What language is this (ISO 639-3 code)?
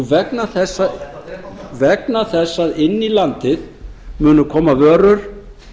isl